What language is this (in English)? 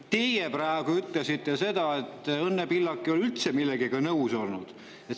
Estonian